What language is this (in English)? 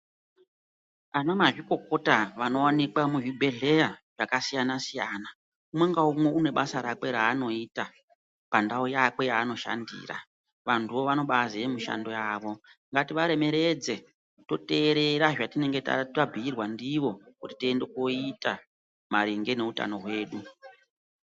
Ndau